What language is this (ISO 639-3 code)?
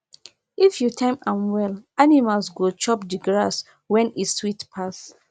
pcm